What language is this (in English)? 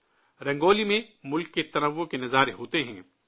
Urdu